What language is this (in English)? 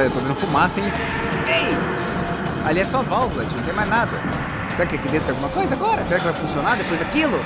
Portuguese